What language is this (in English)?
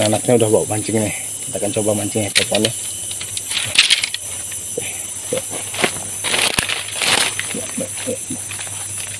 Indonesian